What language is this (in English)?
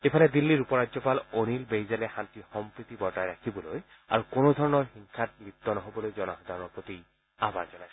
Assamese